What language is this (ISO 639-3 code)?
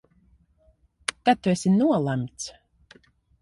lav